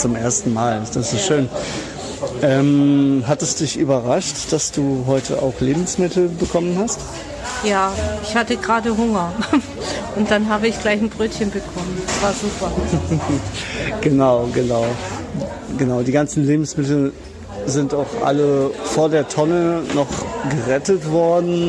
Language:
German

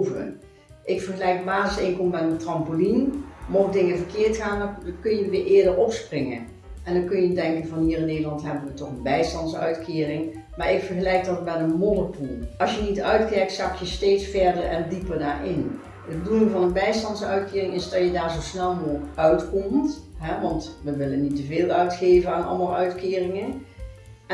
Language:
Dutch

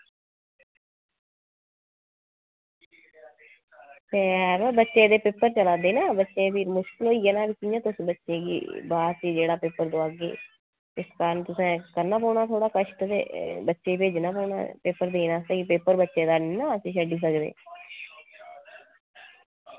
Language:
Dogri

